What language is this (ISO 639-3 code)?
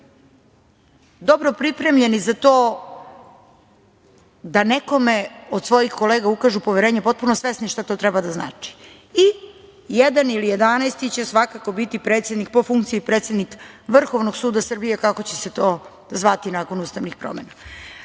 srp